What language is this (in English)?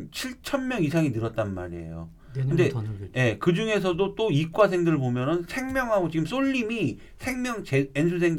Korean